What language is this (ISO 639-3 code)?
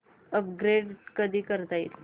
mar